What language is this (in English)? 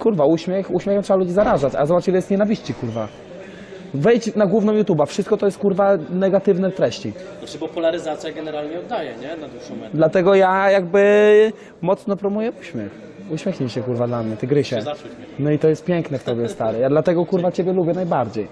Polish